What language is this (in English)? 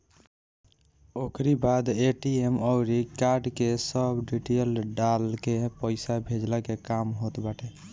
Bhojpuri